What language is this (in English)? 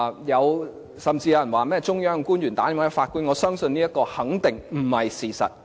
Cantonese